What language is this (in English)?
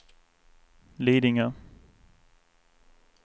Swedish